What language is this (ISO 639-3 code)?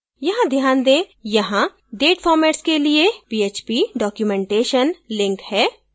hin